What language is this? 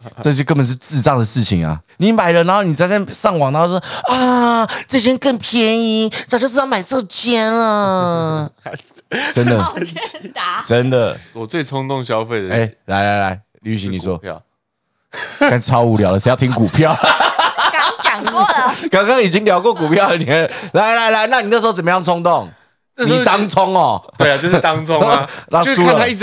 Chinese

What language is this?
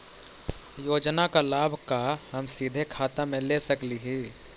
Magahi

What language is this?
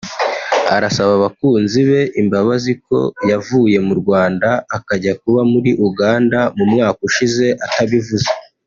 Kinyarwanda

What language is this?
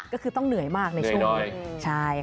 Thai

